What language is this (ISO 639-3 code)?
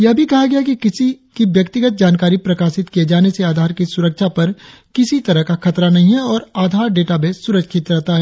hin